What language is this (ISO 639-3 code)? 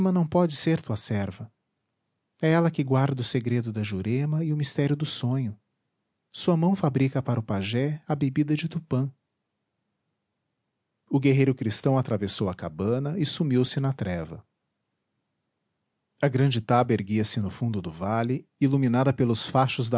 por